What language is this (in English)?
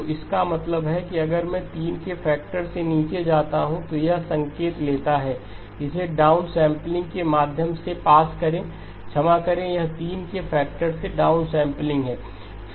Hindi